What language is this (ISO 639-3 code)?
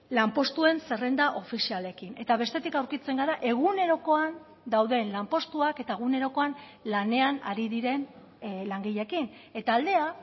eus